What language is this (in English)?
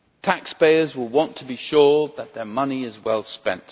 English